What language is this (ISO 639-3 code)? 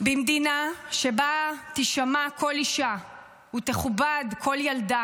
heb